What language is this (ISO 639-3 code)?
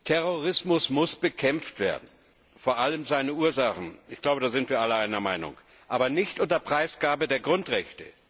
deu